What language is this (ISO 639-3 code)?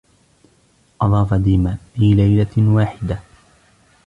ara